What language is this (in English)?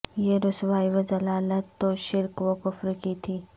Urdu